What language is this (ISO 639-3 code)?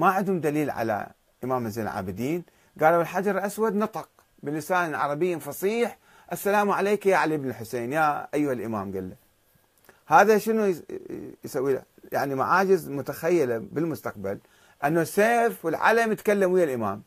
ara